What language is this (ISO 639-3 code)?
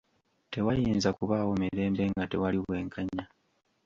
lug